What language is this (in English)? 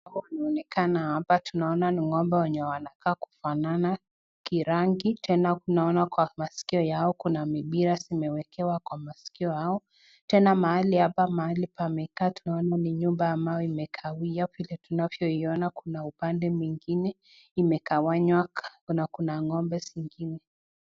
Swahili